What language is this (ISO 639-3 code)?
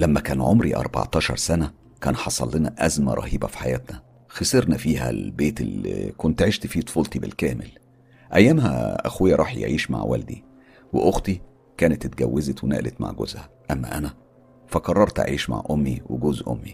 ara